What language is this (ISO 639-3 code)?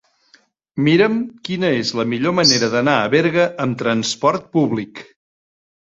cat